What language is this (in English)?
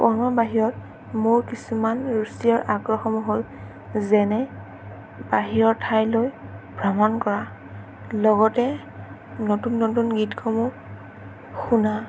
Assamese